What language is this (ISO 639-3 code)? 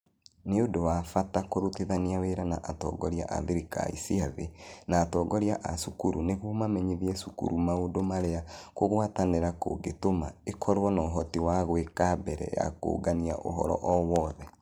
kik